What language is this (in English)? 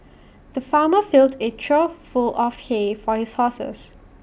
English